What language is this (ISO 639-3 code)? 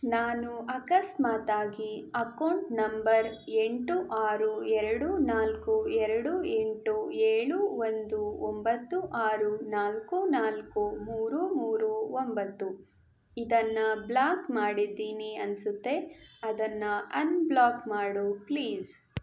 kan